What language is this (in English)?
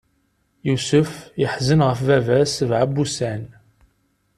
Kabyle